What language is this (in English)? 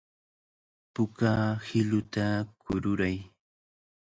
Cajatambo North Lima Quechua